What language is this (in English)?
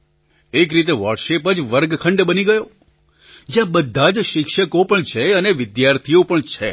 Gujarati